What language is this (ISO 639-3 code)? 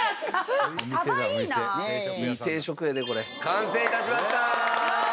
jpn